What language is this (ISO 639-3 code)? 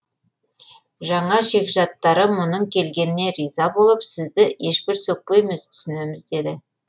kaz